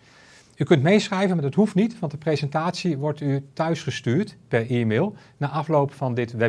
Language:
Dutch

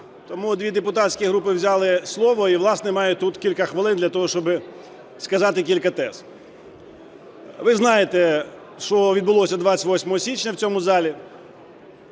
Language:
Ukrainian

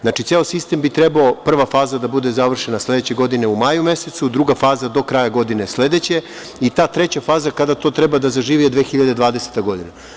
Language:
Serbian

